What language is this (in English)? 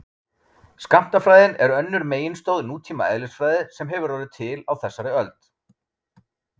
Icelandic